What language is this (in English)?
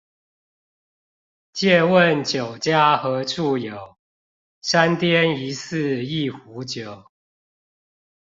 Chinese